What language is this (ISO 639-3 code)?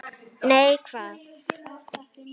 isl